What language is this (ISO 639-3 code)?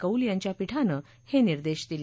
mar